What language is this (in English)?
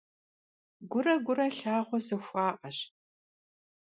Kabardian